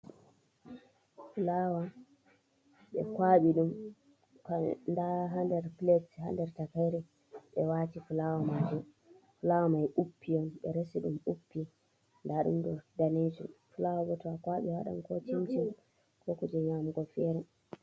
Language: Fula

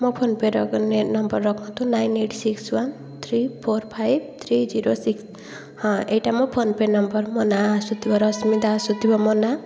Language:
Odia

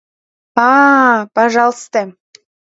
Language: Mari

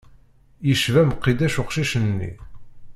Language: Kabyle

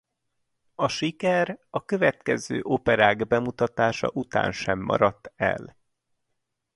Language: Hungarian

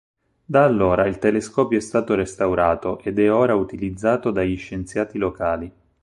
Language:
Italian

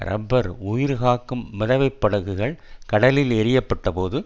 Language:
Tamil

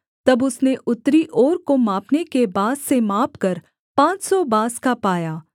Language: Hindi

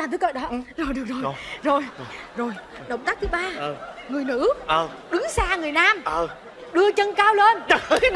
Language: Vietnamese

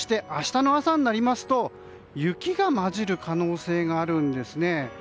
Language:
Japanese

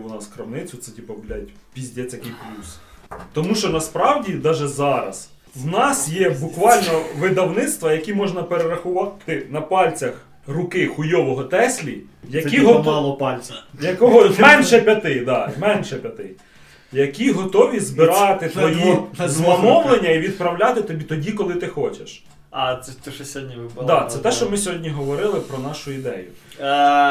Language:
Ukrainian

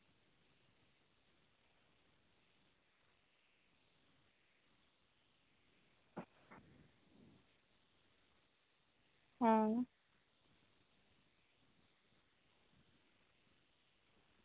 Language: Dogri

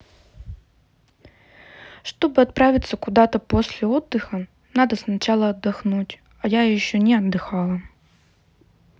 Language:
Russian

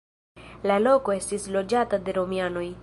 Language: Esperanto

